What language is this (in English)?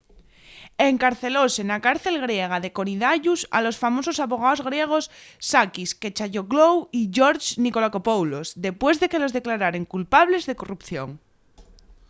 Asturian